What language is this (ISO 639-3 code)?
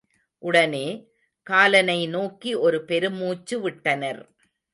tam